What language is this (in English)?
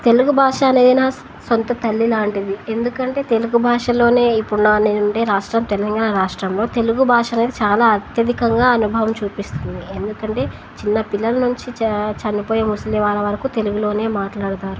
Telugu